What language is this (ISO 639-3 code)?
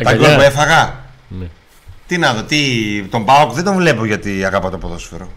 ell